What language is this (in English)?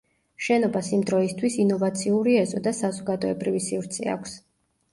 Georgian